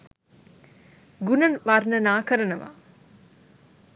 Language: Sinhala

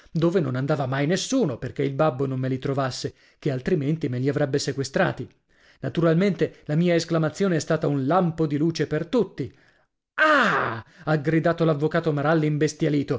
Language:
Italian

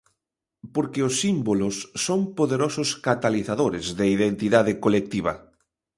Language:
Galician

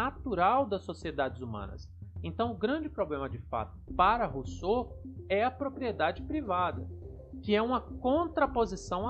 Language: Portuguese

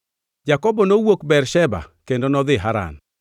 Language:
Luo (Kenya and Tanzania)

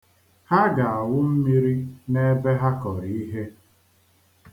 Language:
Igbo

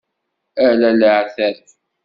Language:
Kabyle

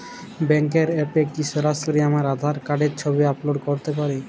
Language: Bangla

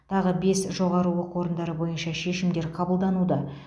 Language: Kazakh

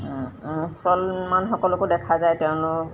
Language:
Assamese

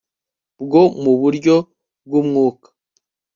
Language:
Kinyarwanda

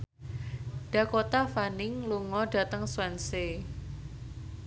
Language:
Javanese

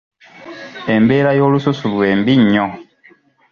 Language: Ganda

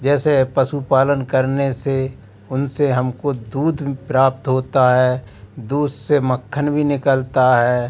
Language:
Hindi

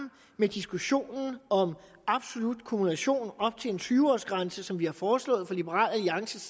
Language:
Danish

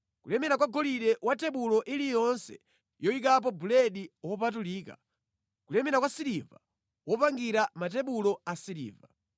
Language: Nyanja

